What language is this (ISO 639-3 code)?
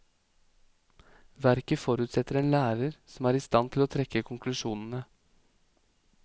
nor